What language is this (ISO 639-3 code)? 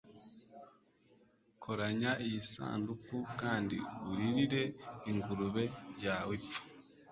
kin